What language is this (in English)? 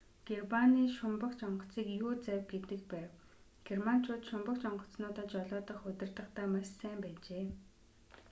Mongolian